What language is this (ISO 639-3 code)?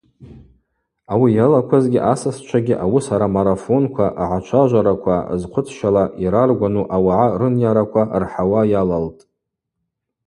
abq